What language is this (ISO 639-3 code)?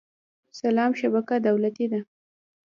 pus